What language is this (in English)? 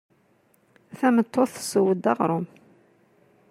Kabyle